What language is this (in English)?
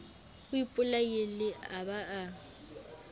Southern Sotho